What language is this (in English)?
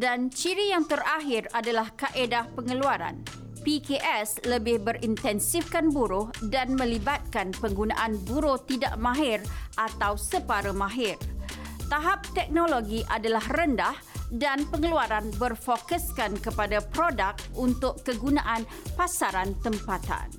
Malay